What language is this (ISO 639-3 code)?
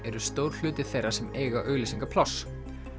isl